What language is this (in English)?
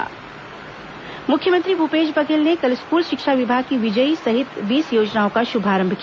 Hindi